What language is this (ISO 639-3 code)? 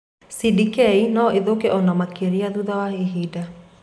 kik